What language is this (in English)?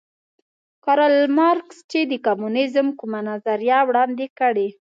Pashto